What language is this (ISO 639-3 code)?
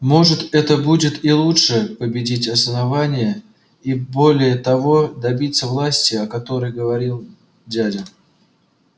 rus